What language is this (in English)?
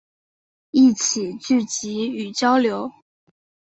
Chinese